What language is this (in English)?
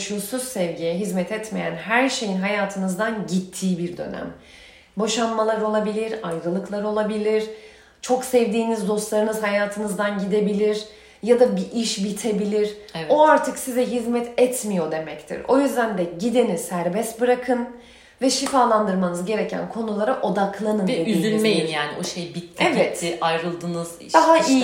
Turkish